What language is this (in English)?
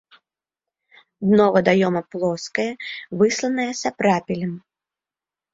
Belarusian